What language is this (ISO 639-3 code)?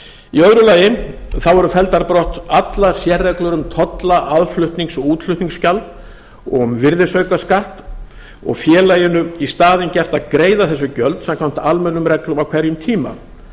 isl